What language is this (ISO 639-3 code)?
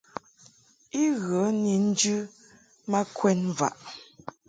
mhk